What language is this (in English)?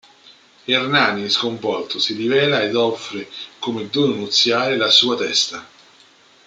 Italian